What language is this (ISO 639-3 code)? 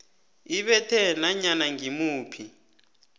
nbl